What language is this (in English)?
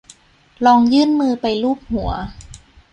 Thai